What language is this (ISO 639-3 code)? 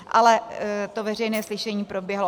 ces